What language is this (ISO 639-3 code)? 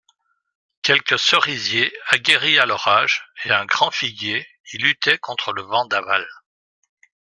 fra